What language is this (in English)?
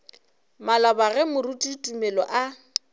Northern Sotho